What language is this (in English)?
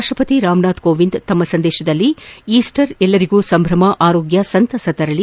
Kannada